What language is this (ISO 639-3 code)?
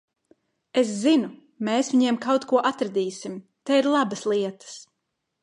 lav